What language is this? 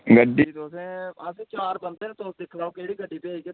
Dogri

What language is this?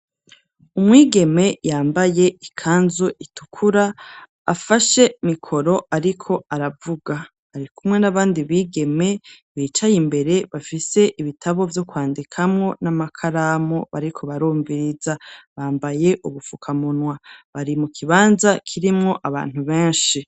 Rundi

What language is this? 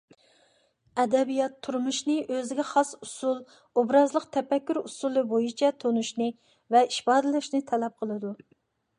Uyghur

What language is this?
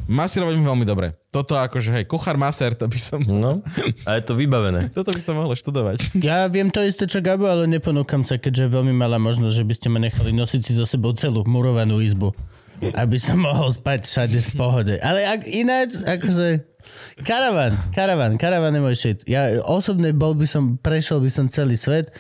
Slovak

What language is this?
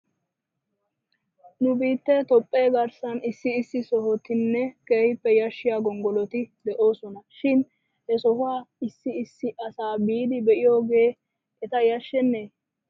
Wolaytta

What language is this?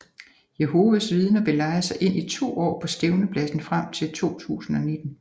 Danish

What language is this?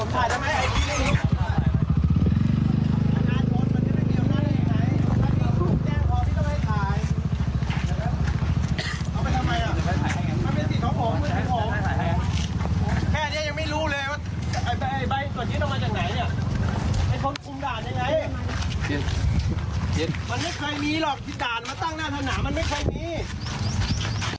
Thai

